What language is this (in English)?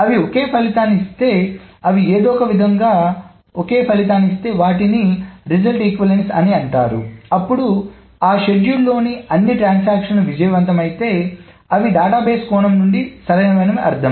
Telugu